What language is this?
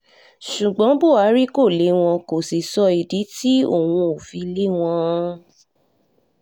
Yoruba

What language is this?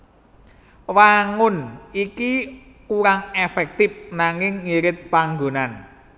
Javanese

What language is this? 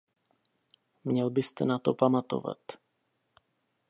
Czech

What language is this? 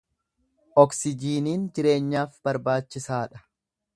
Oromo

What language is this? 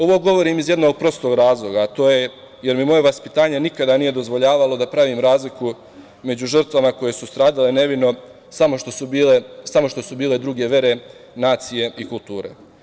Serbian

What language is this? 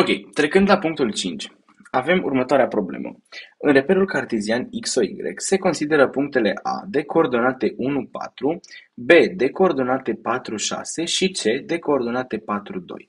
Romanian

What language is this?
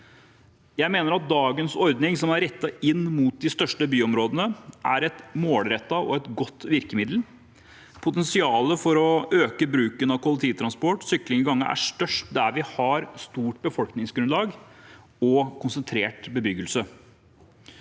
Norwegian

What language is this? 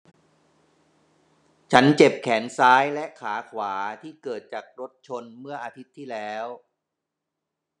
Thai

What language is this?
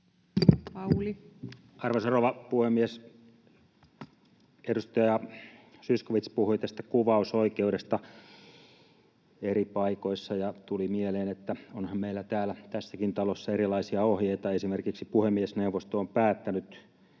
Finnish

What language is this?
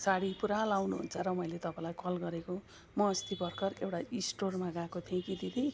Nepali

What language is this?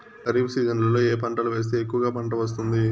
Telugu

